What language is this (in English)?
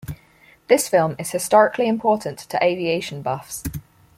English